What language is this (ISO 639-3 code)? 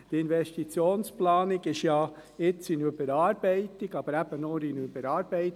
gsw